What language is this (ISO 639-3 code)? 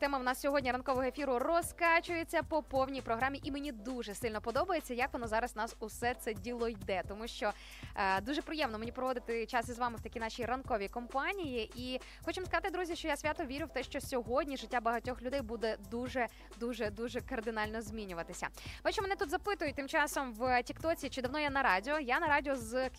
ukr